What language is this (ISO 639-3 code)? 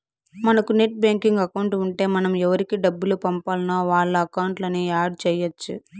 tel